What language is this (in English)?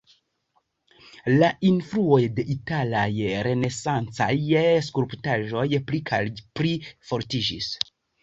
Esperanto